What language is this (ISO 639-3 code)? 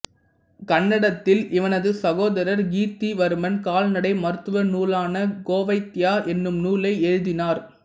tam